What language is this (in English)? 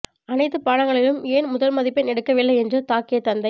Tamil